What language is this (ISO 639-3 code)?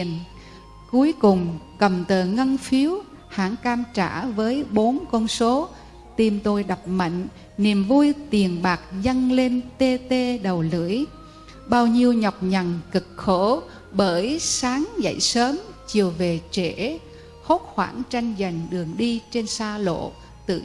vie